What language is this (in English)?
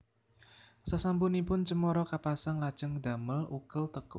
Javanese